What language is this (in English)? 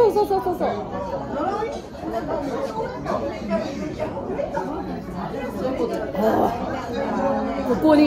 Japanese